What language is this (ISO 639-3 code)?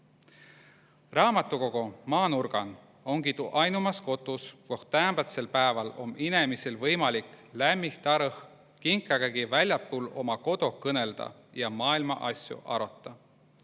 est